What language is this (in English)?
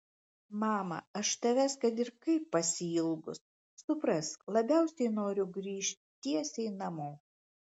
Lithuanian